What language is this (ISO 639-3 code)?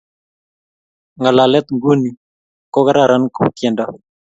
kln